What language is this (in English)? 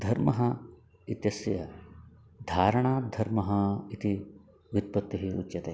Sanskrit